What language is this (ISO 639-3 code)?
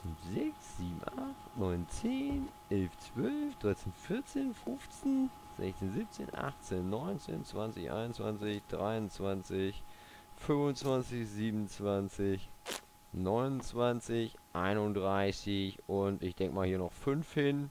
deu